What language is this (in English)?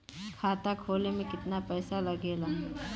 Bhojpuri